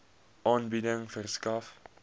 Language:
Afrikaans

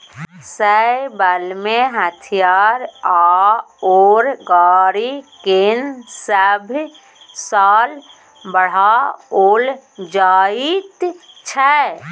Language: Maithili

